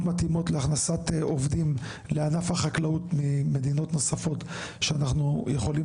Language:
Hebrew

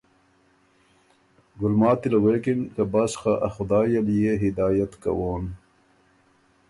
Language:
Ormuri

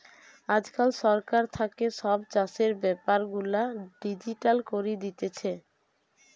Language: Bangla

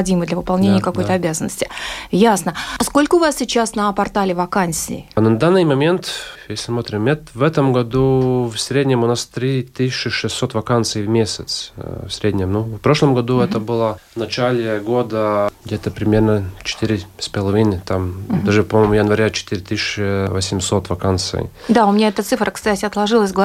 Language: Russian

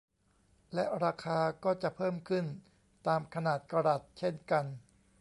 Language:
Thai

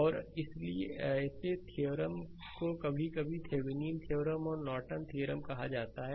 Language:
Hindi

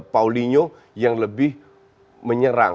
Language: Indonesian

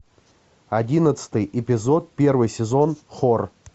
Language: Russian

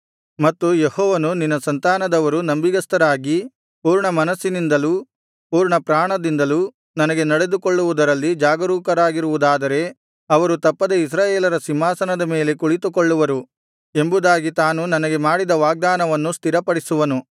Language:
Kannada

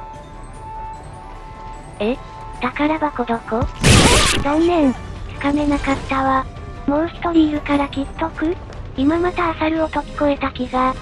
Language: Japanese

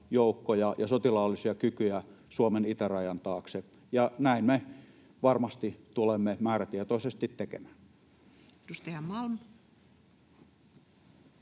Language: Finnish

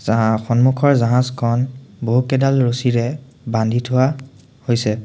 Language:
Assamese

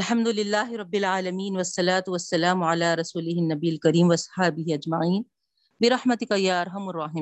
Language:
Urdu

